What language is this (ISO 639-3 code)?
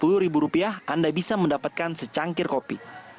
ind